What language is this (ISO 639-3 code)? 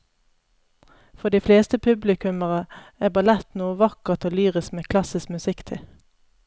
nor